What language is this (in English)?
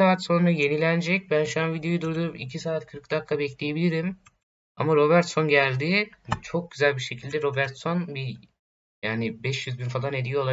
Turkish